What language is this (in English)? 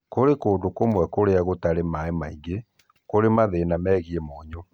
Kikuyu